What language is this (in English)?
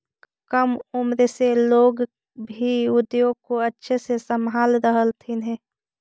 Magahi